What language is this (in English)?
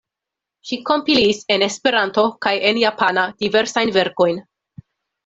Esperanto